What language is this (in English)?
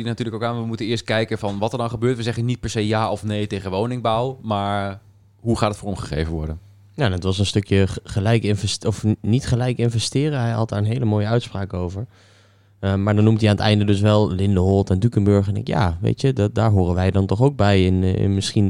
Dutch